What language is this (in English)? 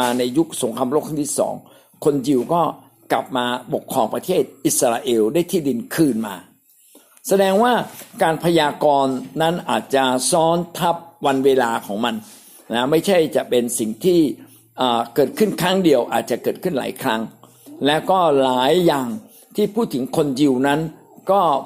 Thai